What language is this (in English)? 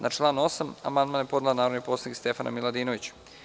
Serbian